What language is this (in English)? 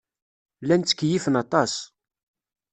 Kabyle